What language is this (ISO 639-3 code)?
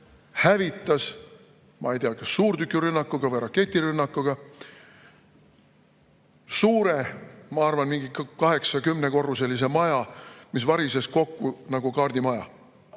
est